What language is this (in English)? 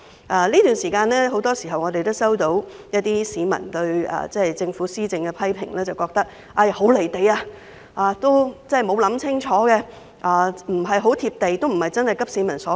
Cantonese